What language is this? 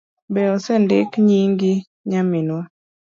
Luo (Kenya and Tanzania)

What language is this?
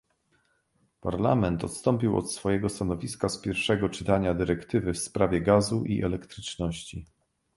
Polish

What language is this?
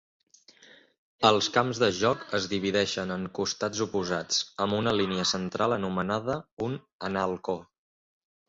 Catalan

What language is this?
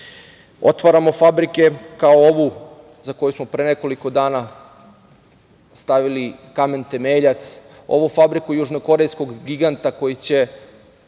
Serbian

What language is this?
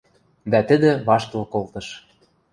Western Mari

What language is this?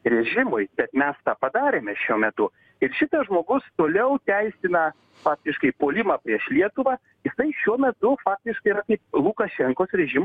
Lithuanian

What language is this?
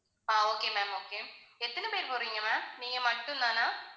Tamil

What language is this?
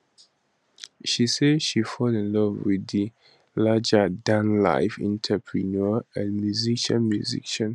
Nigerian Pidgin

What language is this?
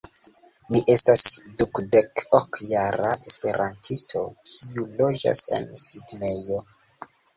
Esperanto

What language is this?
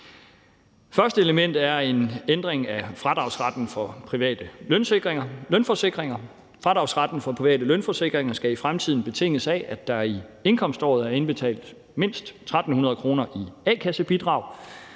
Danish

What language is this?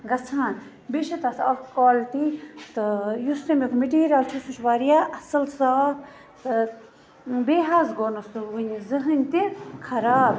Kashmiri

